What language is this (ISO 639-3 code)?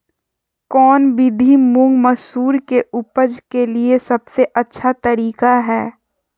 mag